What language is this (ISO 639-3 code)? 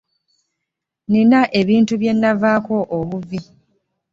lug